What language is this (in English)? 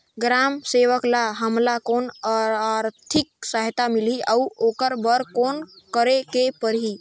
Chhattisgarhi